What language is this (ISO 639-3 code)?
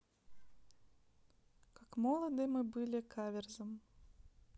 rus